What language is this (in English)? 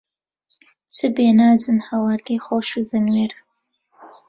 Central Kurdish